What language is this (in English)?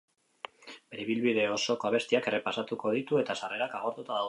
Basque